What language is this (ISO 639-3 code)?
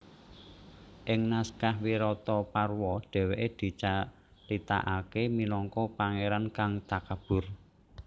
jav